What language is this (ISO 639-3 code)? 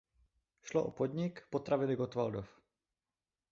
ces